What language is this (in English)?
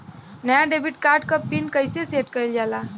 Bhojpuri